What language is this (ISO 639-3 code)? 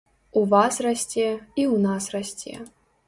bel